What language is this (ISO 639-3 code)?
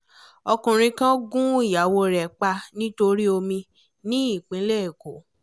yor